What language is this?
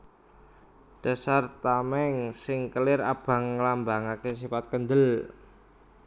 Javanese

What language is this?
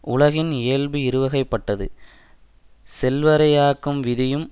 Tamil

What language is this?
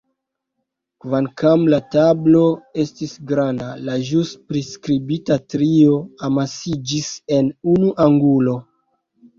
Esperanto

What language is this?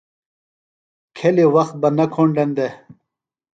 Phalura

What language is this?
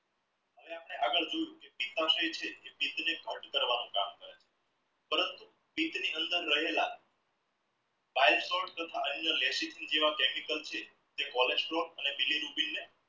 Gujarati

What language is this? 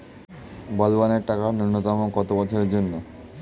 Bangla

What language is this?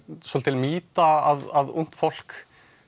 Icelandic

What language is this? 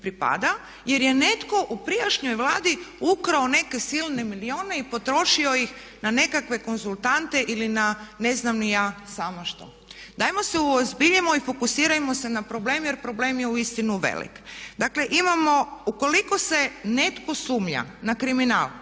Croatian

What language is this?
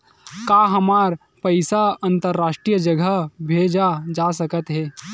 Chhattisgarhi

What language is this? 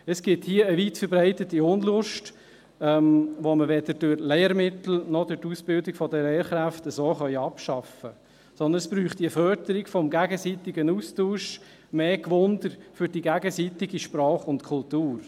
Swiss German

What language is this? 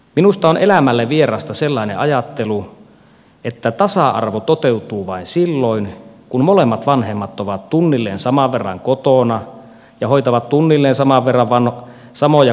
Finnish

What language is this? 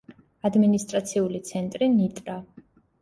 Georgian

